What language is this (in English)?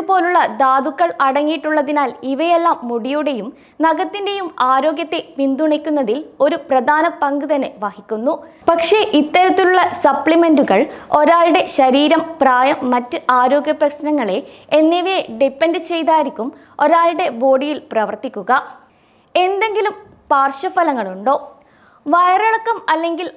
Malayalam